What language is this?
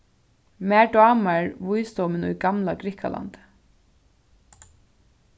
Faroese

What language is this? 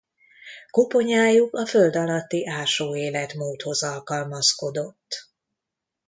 Hungarian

